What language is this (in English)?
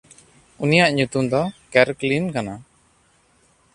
Santali